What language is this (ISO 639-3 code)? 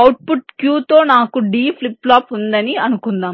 tel